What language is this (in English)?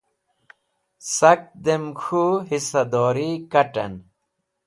Wakhi